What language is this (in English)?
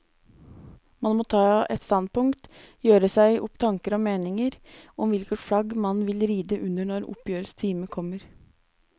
Norwegian